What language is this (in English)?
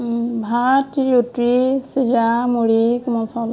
Assamese